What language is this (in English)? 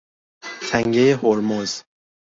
Persian